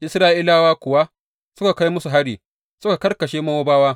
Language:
Hausa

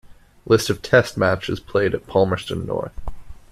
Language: English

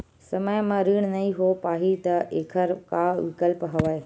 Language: Chhattisgarhi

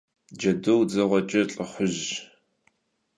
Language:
Kabardian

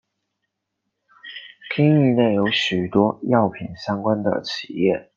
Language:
Chinese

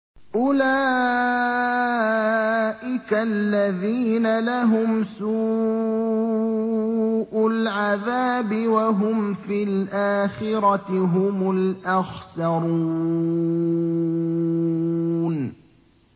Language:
Arabic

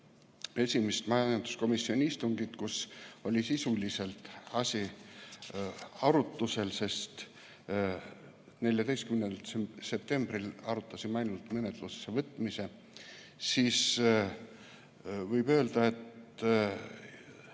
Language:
Estonian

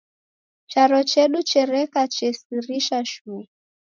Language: Taita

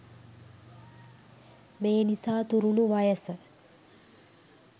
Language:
Sinhala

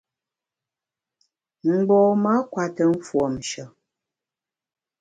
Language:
Bamun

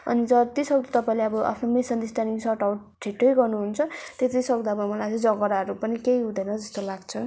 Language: Nepali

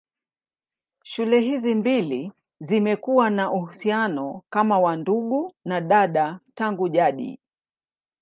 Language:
Swahili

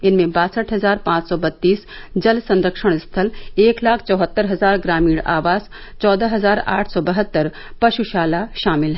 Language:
Hindi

